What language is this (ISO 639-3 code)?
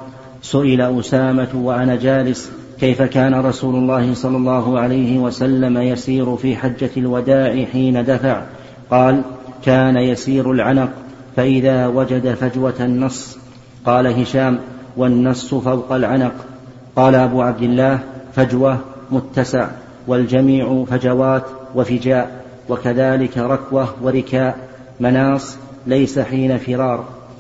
ara